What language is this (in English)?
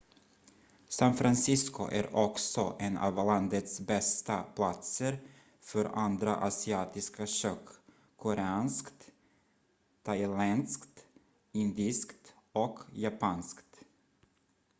Swedish